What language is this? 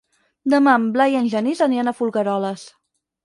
Catalan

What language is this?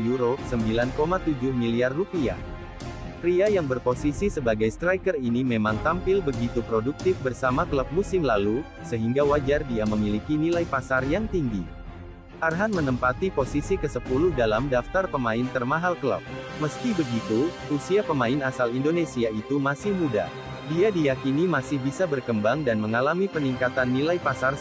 Indonesian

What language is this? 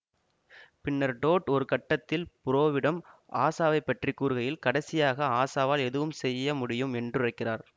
Tamil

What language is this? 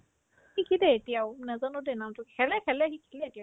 Assamese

